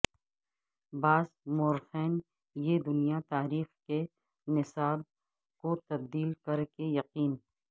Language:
Urdu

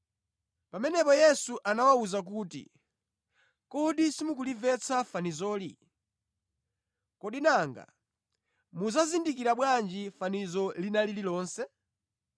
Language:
Nyanja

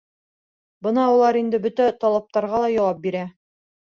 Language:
Bashkir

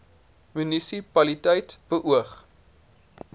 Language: Afrikaans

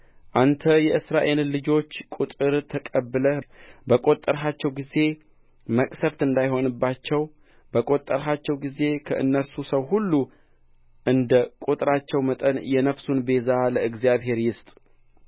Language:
Amharic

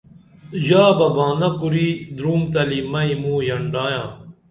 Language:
Dameli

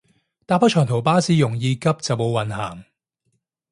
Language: Cantonese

